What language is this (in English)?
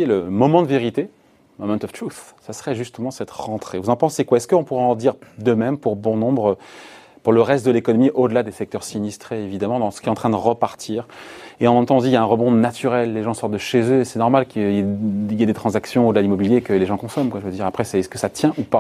French